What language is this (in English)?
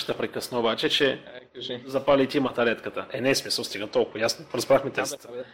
Bulgarian